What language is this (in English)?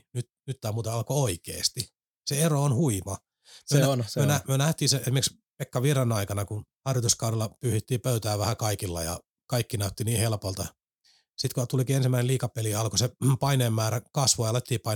Finnish